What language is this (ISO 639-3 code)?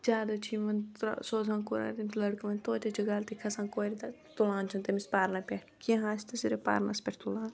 kas